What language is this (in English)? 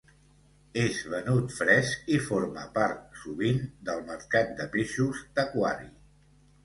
Catalan